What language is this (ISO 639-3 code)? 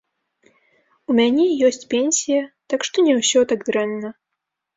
bel